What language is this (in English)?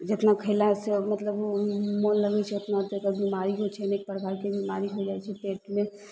Maithili